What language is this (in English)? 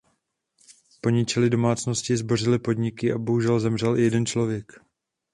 Czech